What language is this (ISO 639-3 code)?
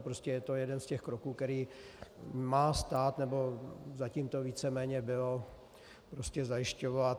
ces